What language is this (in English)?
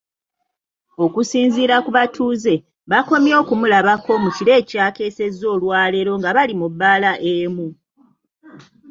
Ganda